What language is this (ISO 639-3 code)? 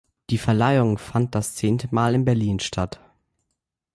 deu